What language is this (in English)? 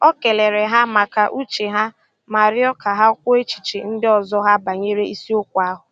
Igbo